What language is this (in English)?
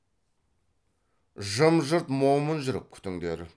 Kazakh